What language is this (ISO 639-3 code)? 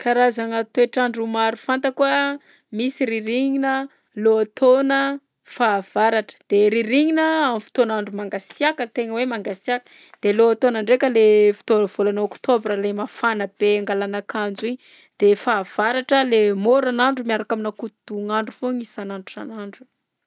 bzc